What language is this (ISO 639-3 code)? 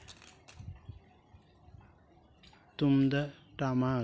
sat